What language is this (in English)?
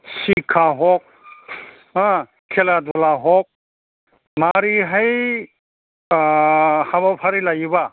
Bodo